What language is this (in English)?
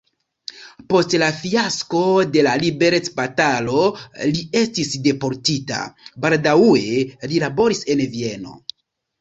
Esperanto